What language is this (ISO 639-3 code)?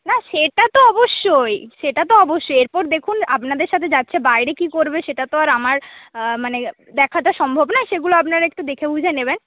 ben